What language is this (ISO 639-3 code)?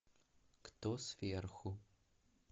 rus